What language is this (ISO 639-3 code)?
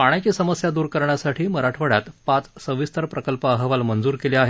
mar